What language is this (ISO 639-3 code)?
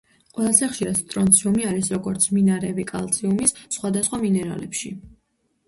kat